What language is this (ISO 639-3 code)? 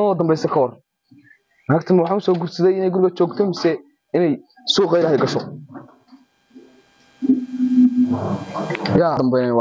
ara